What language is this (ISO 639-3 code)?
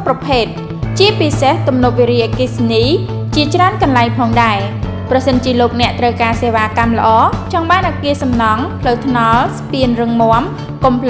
tha